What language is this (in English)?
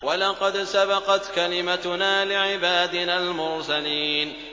Arabic